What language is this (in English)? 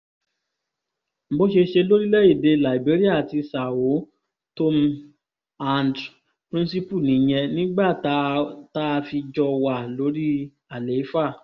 Yoruba